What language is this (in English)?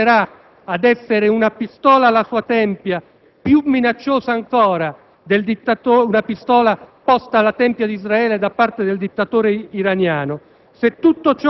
Italian